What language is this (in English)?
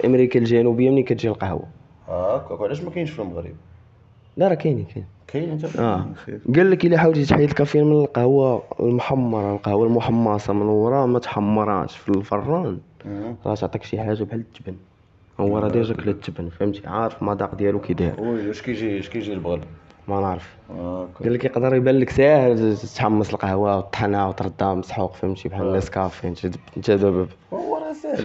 Arabic